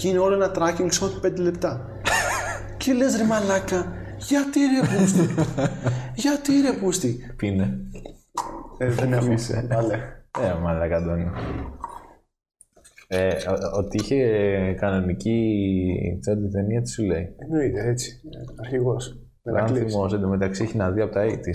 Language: Greek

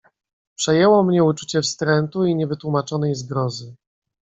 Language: Polish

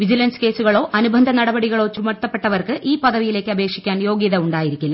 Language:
Malayalam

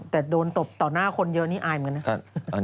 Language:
Thai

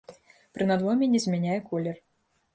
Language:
Belarusian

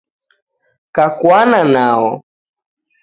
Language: Taita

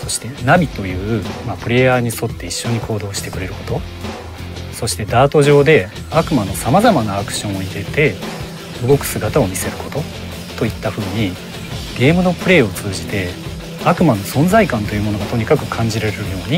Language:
Japanese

